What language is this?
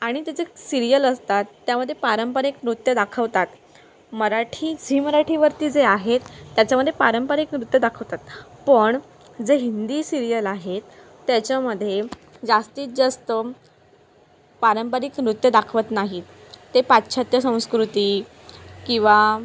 Marathi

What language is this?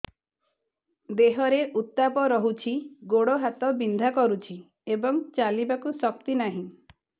Odia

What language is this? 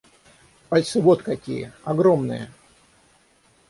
Russian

